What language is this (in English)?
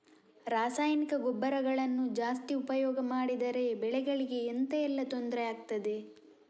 Kannada